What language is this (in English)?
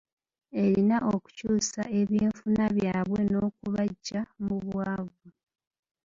Ganda